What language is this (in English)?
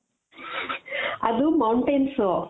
Kannada